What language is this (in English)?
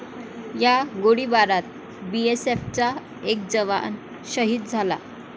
Marathi